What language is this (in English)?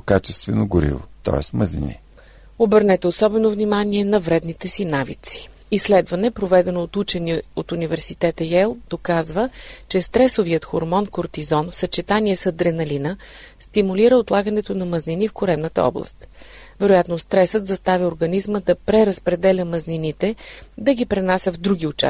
Bulgarian